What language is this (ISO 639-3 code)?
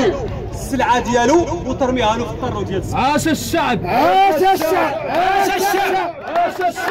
ara